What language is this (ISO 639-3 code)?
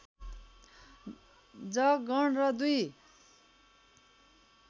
nep